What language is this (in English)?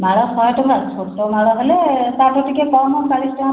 Odia